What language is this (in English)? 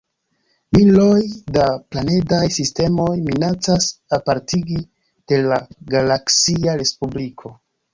Esperanto